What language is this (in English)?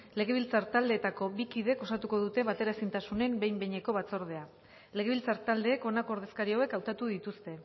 Basque